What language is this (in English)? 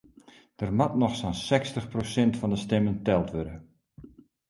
Western Frisian